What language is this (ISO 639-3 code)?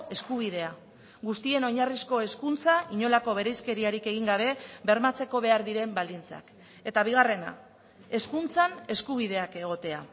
eus